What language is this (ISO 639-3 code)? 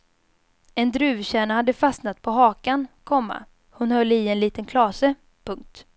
swe